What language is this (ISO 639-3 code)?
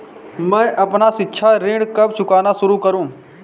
hin